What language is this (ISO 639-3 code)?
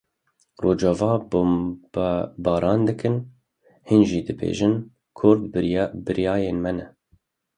kur